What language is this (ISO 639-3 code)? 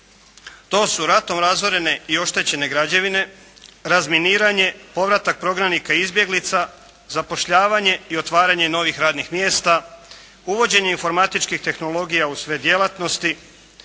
hrv